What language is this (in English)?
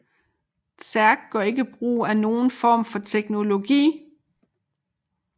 Danish